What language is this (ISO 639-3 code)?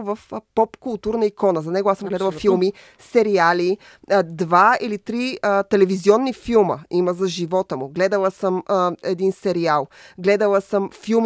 bul